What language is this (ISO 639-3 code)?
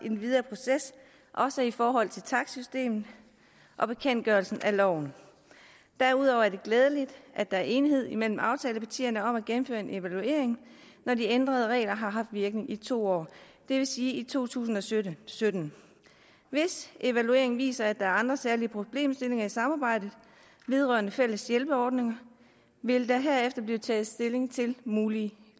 dan